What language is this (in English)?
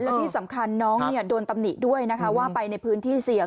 Thai